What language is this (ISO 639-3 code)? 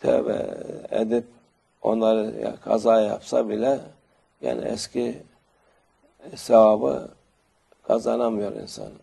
tur